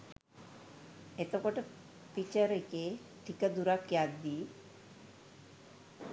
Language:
Sinhala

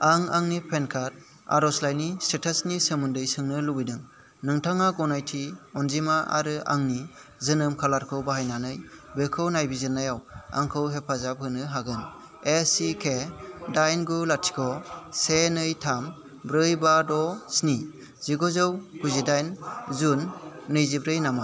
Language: Bodo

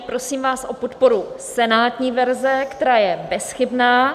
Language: Czech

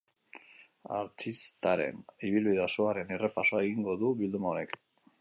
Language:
Basque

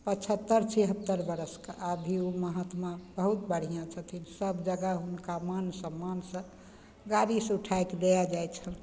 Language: Maithili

